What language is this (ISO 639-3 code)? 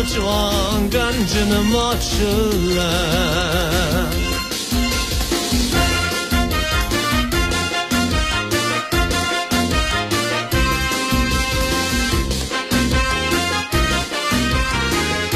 zho